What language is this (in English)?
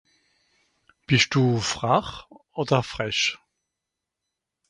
Swiss German